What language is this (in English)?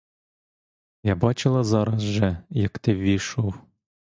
Ukrainian